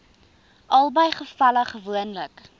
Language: Afrikaans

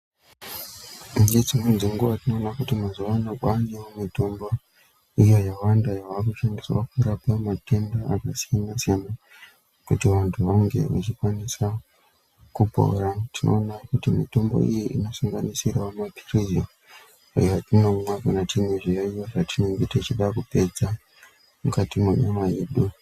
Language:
Ndau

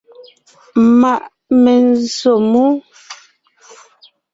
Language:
Ngiemboon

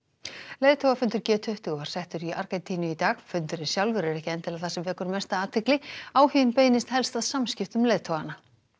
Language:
Icelandic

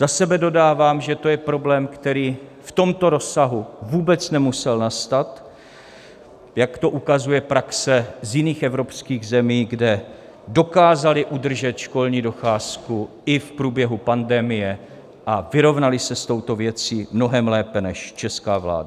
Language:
Czech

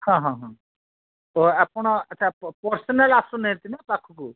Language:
Odia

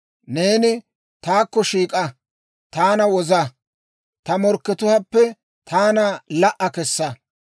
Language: Dawro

